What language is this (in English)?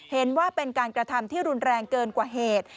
Thai